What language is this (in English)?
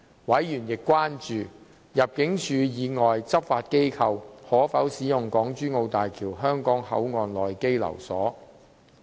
Cantonese